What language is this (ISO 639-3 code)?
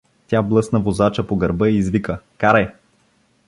bul